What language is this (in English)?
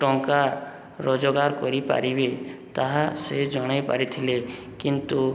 Odia